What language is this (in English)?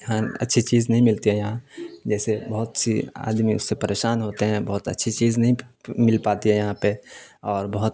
Urdu